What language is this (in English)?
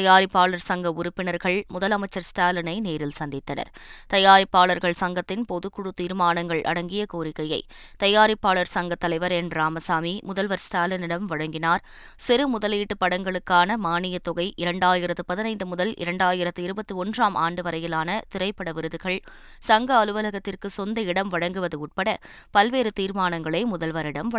Tamil